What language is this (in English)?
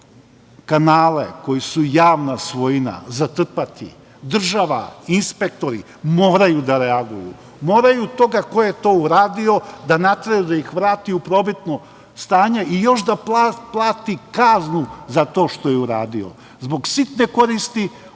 Serbian